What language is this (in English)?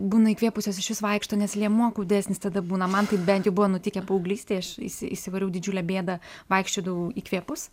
Lithuanian